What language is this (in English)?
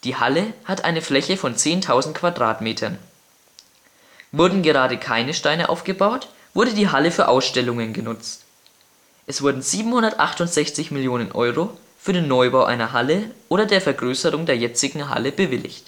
German